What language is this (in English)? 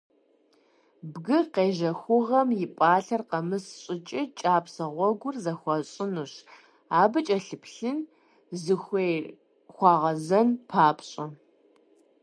Kabardian